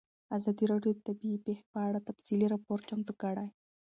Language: Pashto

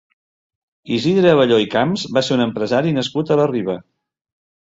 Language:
Catalan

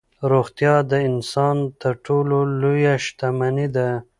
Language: Pashto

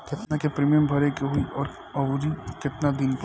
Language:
Bhojpuri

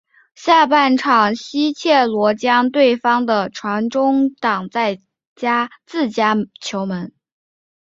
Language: Chinese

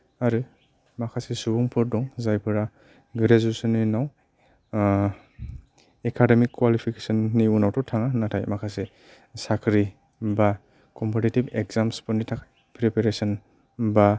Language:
Bodo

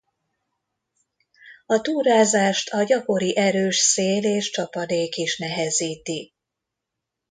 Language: Hungarian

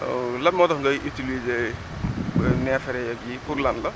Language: Wolof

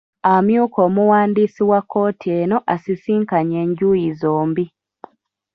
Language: Ganda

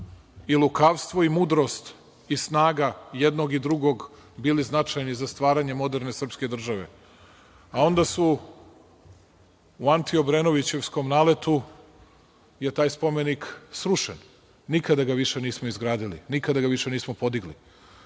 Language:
Serbian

